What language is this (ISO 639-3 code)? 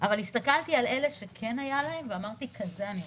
heb